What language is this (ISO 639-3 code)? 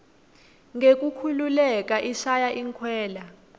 ssw